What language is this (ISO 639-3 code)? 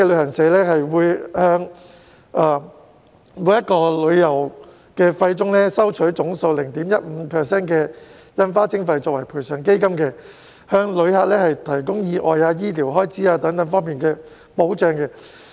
yue